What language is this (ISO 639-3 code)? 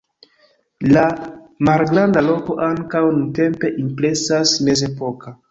epo